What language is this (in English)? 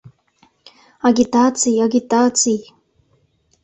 Mari